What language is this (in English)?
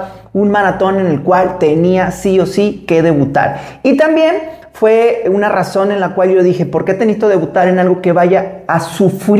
Spanish